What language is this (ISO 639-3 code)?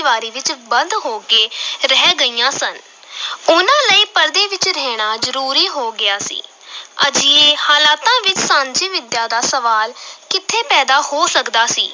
pan